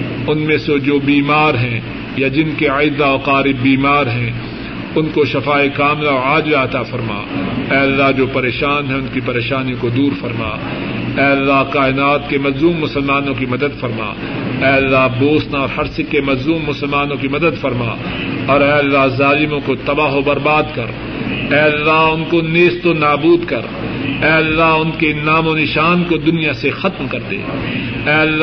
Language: Urdu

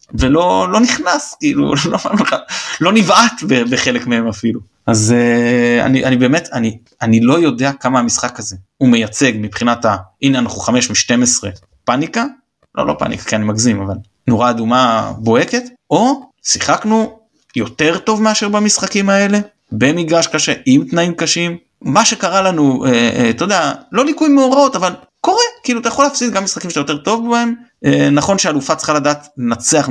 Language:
Hebrew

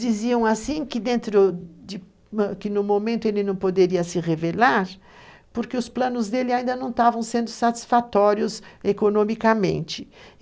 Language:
Portuguese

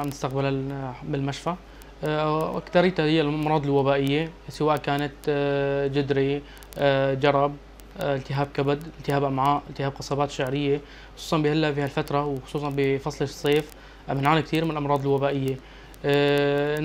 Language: Arabic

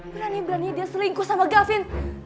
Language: Indonesian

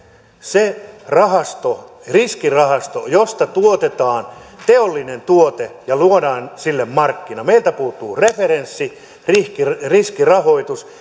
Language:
Finnish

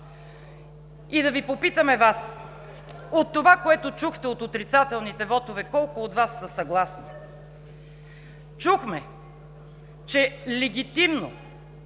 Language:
Bulgarian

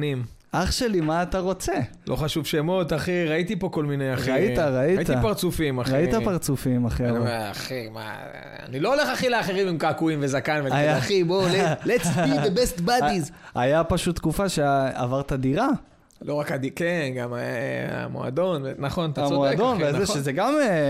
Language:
Hebrew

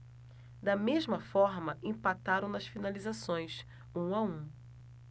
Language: Portuguese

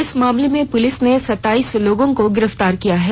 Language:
Hindi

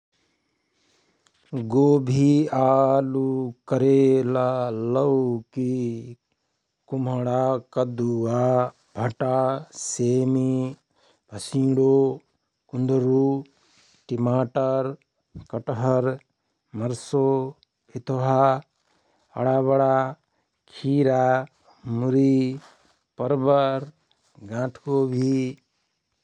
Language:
Rana Tharu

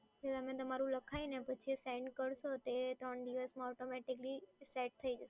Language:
Gujarati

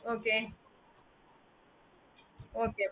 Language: Tamil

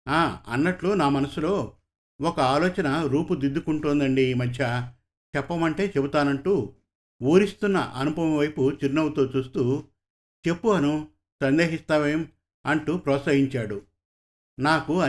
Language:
Telugu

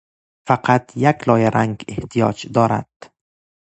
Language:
Persian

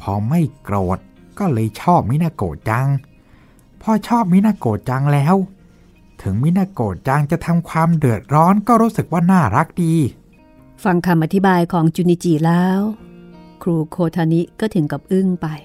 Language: Thai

